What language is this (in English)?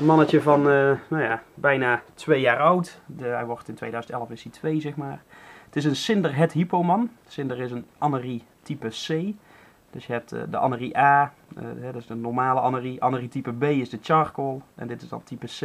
Dutch